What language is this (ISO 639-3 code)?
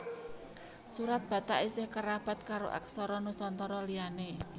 jav